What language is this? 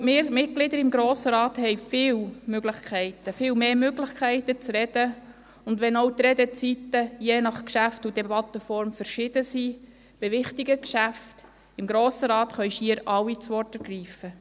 Swiss German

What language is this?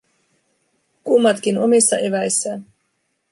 Finnish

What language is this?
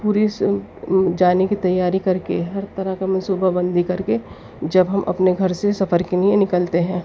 Urdu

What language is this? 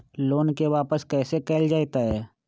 Magahi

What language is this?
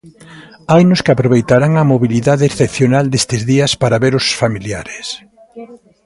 Galician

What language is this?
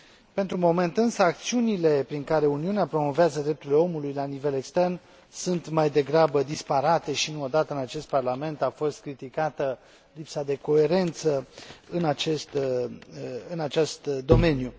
Romanian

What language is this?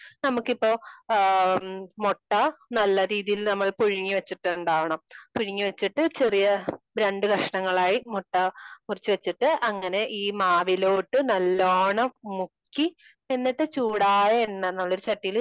Malayalam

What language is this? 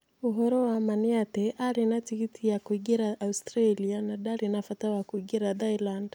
Kikuyu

